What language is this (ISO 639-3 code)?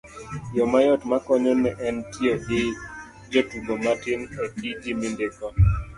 luo